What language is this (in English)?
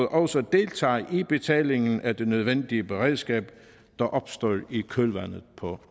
Danish